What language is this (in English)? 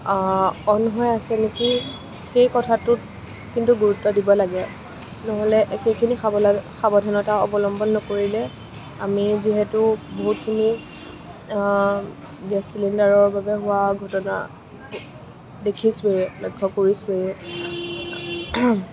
Assamese